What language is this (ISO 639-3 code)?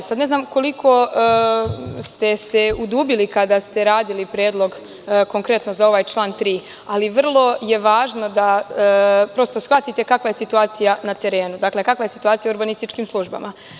srp